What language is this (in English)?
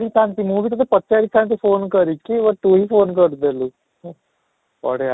Odia